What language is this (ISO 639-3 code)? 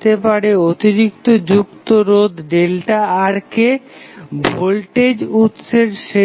ben